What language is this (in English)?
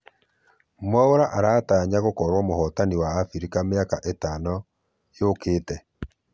Kikuyu